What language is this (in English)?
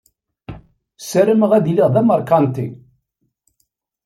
Kabyle